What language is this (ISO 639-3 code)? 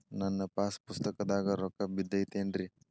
kan